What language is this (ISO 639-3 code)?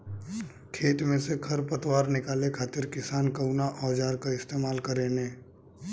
bho